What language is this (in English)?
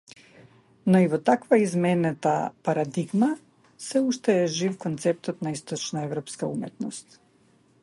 Macedonian